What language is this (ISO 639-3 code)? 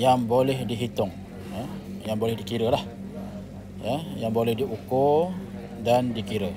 msa